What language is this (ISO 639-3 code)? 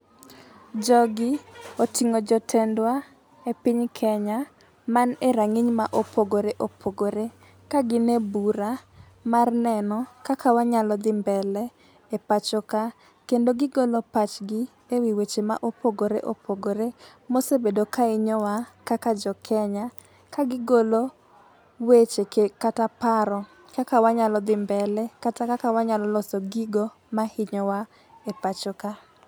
luo